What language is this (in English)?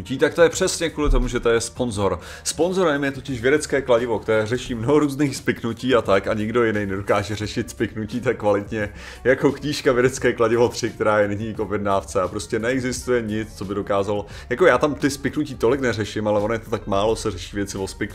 Czech